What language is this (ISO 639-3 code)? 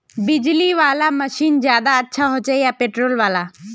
mag